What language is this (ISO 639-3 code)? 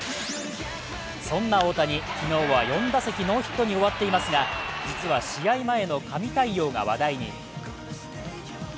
jpn